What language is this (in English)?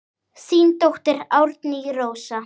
Icelandic